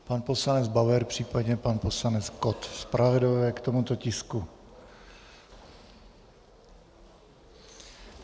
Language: Czech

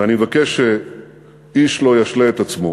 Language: Hebrew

